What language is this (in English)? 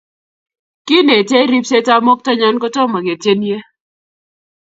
Kalenjin